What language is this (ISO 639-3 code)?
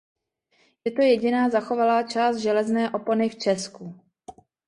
ces